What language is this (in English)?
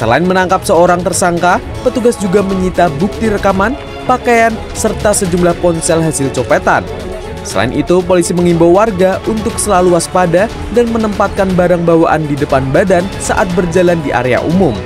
Indonesian